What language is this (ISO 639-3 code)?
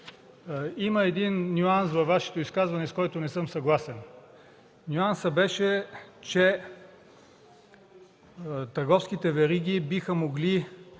bul